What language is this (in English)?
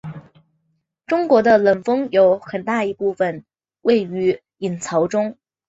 Chinese